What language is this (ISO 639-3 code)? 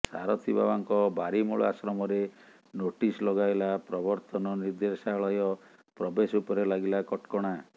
ori